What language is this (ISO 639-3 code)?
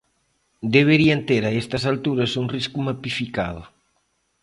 glg